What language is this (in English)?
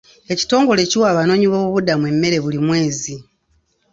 Ganda